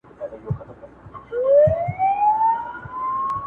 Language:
Pashto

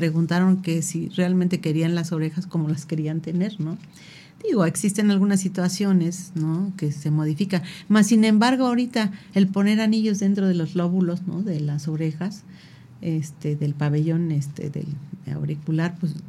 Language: Spanish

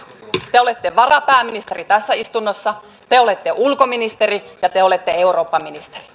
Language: Finnish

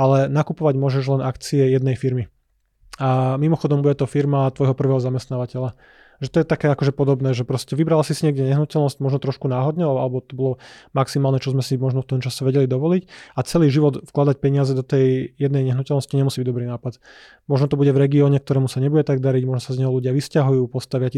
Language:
Slovak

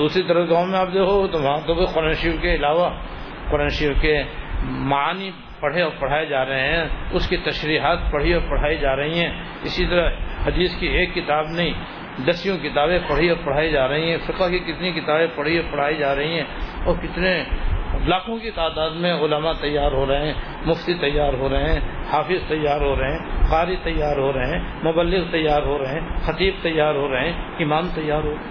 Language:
Urdu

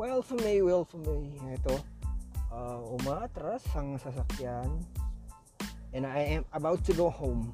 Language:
Filipino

